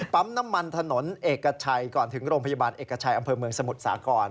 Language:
Thai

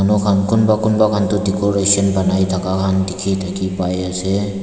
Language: Naga Pidgin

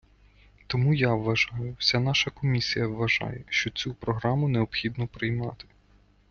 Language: Ukrainian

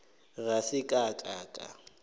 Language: Northern Sotho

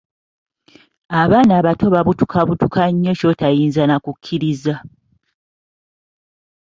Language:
Ganda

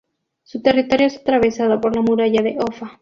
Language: Spanish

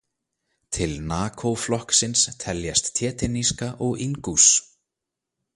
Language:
Icelandic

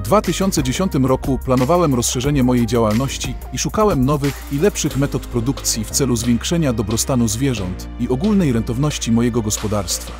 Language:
Polish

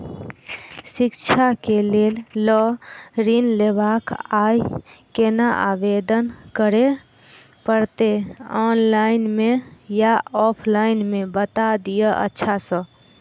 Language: Maithili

